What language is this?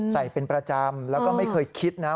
Thai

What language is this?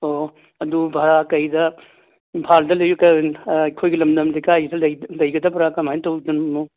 Manipuri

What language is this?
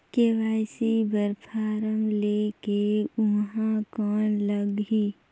Chhattisgarhi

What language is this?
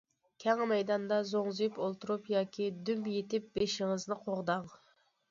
Uyghur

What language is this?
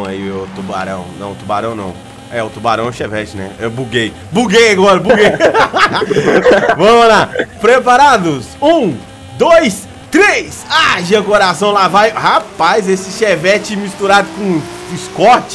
Portuguese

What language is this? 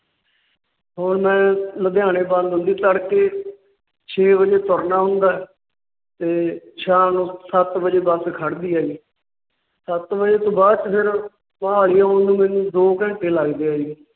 Punjabi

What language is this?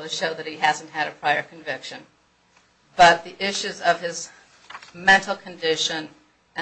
English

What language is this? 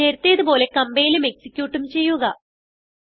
Malayalam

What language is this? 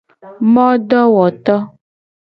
Gen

